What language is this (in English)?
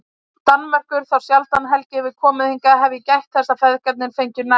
Icelandic